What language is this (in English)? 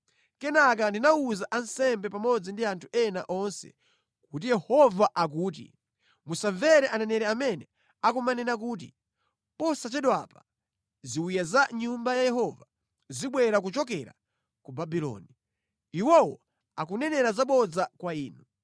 Nyanja